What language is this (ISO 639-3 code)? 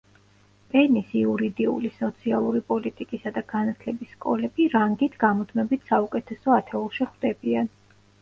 kat